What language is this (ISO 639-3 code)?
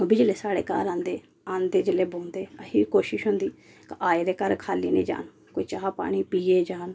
doi